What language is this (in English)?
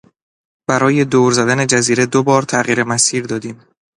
Persian